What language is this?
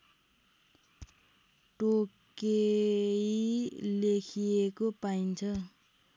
Nepali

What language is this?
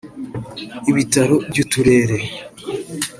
Kinyarwanda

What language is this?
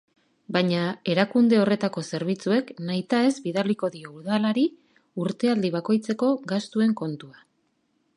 Basque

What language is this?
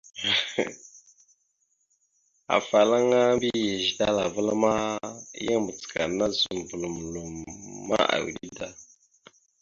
Mada (Cameroon)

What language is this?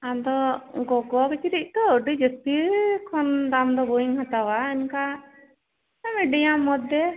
Santali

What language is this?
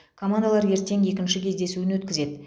Kazakh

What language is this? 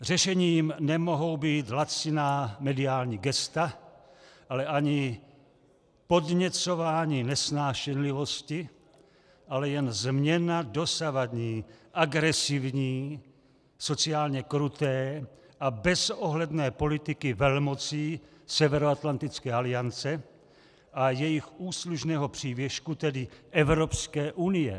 Czech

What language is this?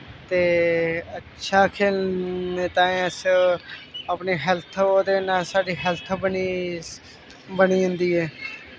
Dogri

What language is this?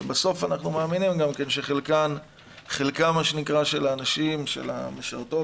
Hebrew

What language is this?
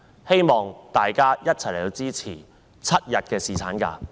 Cantonese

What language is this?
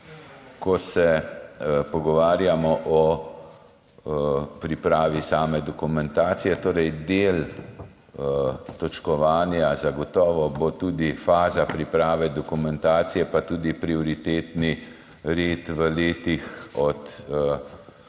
Slovenian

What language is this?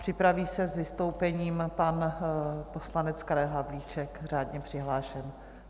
Czech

